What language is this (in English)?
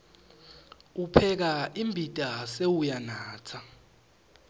Swati